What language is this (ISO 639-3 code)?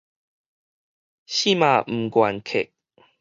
nan